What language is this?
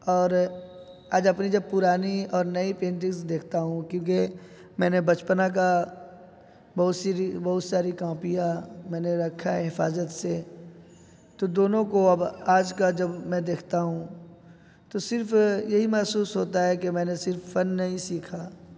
Urdu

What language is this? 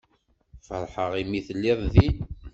Kabyle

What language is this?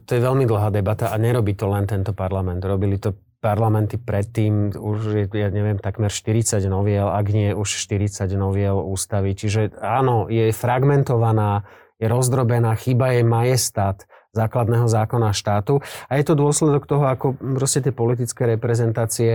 Slovak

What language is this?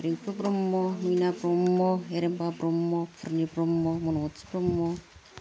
Bodo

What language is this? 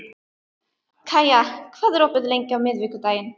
Icelandic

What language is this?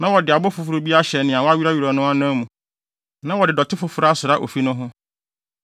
Akan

